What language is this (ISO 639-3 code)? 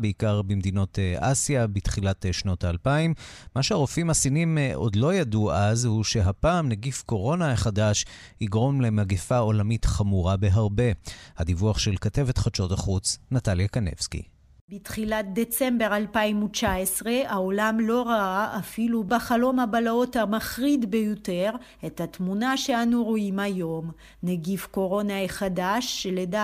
heb